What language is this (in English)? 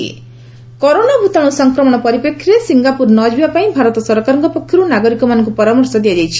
Odia